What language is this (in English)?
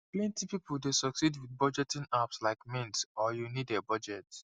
Nigerian Pidgin